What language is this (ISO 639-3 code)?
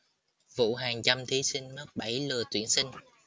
vie